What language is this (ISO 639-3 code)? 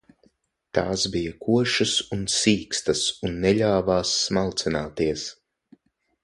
lav